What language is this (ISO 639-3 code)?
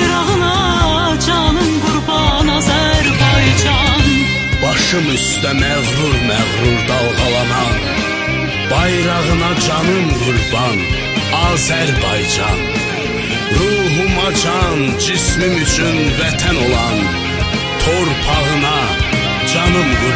tur